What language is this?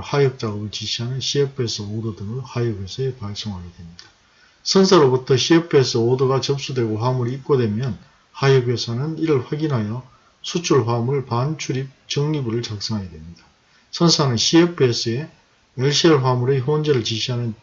Korean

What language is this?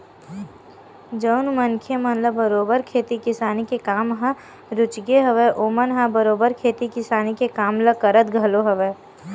Chhattisgarhi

